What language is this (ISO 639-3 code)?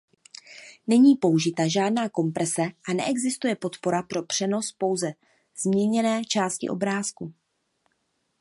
ces